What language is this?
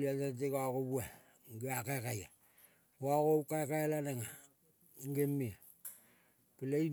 Kol (Papua New Guinea)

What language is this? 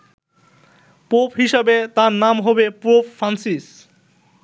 Bangla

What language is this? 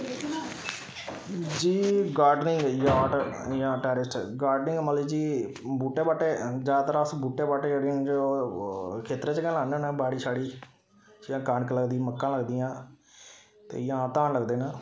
Dogri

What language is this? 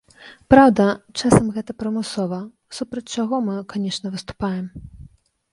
Belarusian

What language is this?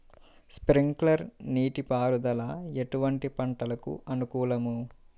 Telugu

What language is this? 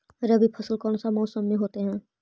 Magahi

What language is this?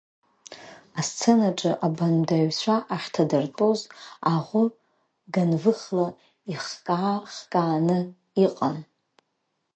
Abkhazian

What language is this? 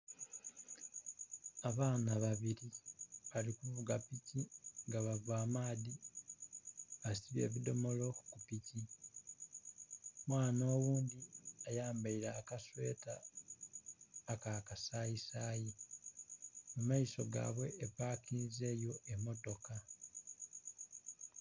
Soga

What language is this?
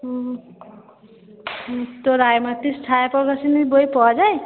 Bangla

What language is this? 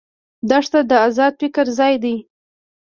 Pashto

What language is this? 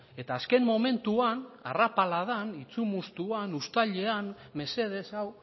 Basque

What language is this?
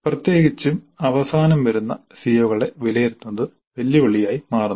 Malayalam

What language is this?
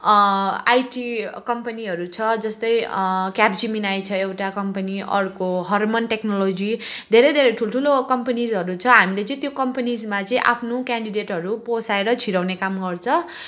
Nepali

